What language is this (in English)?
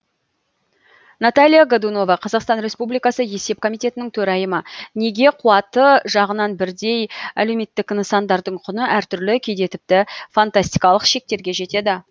Kazakh